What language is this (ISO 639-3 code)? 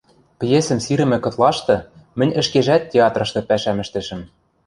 mrj